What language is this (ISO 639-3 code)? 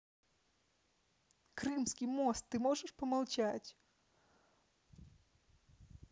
rus